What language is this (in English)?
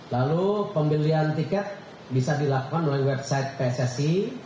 Indonesian